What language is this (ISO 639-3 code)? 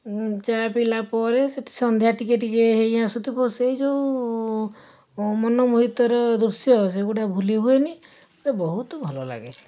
ori